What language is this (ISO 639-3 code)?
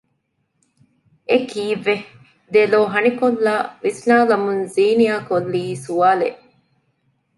div